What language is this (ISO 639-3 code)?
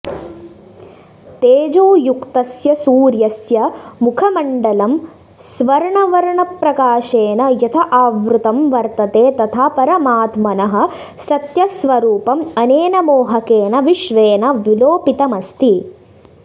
san